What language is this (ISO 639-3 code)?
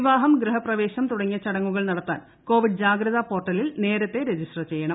mal